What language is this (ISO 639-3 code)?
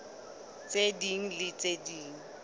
sot